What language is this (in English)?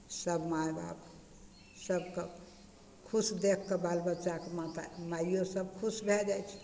Maithili